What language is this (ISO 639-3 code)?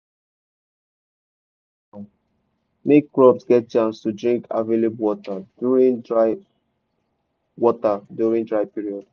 pcm